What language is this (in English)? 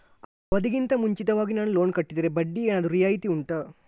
Kannada